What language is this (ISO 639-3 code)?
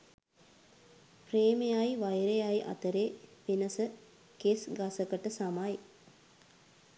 sin